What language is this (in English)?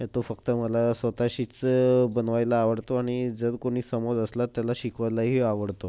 Marathi